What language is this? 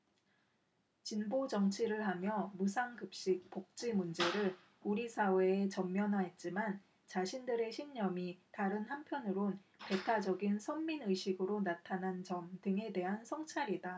Korean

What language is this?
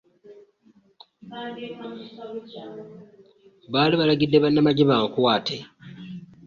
Ganda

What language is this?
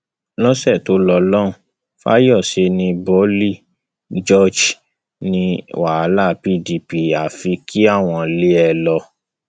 Yoruba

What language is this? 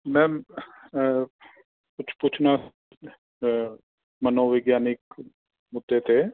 Punjabi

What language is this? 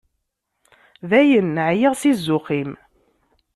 Kabyle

